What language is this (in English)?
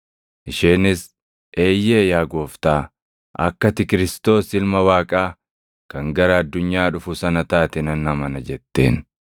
Oromo